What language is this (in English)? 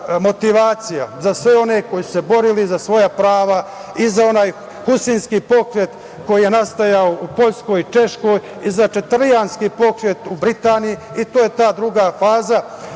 Serbian